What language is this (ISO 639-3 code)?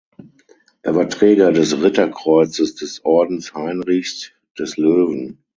deu